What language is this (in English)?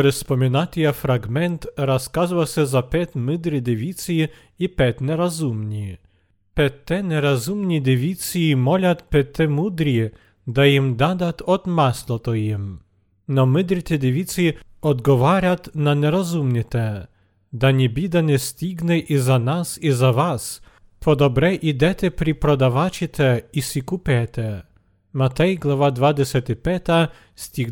Bulgarian